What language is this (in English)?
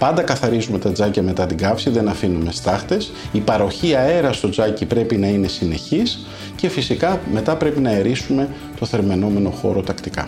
Greek